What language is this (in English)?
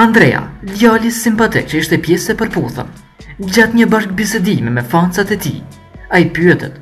Romanian